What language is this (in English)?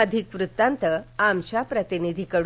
Marathi